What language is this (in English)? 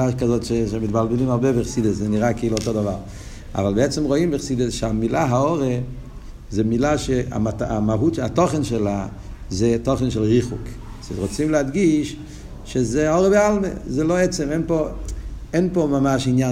Hebrew